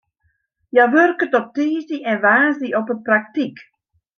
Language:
Western Frisian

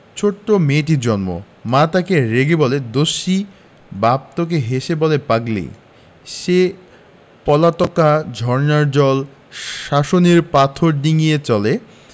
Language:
Bangla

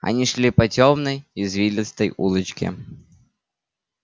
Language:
Russian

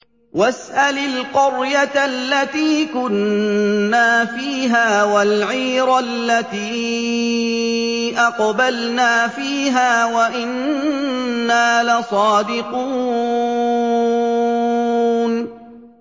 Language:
Arabic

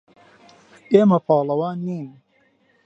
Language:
Central Kurdish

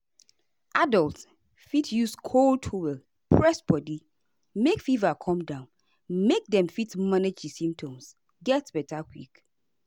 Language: Nigerian Pidgin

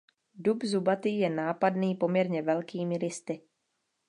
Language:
Czech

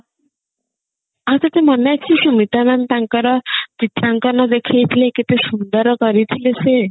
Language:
Odia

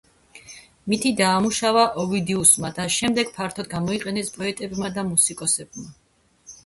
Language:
Georgian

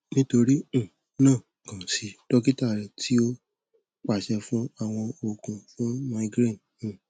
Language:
Yoruba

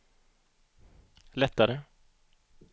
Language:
Swedish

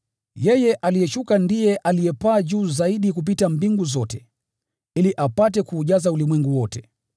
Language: Swahili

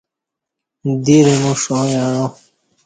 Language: Kati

